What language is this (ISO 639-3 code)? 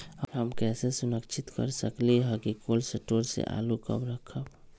mag